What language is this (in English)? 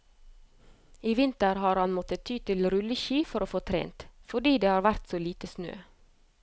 Norwegian